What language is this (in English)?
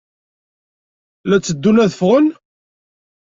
Kabyle